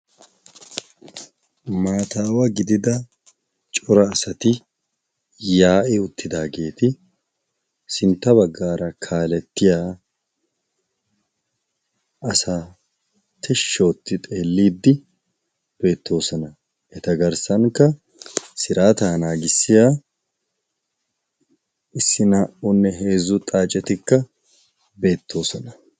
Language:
Wolaytta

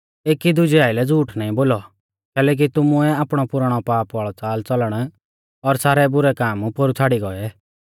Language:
Mahasu Pahari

